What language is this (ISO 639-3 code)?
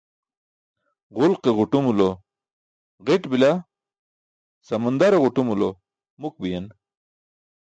bsk